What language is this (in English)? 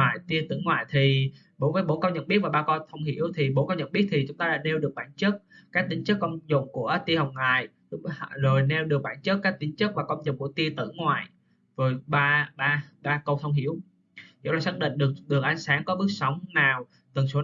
Vietnamese